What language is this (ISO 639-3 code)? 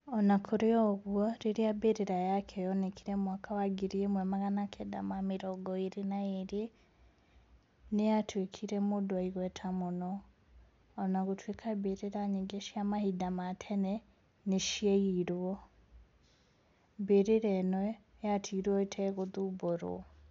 kik